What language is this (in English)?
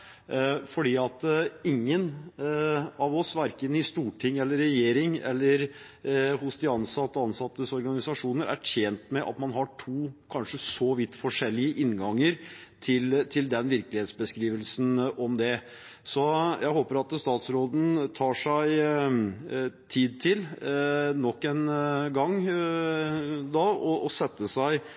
Norwegian Bokmål